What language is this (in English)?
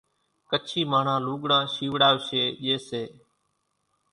Kachi Koli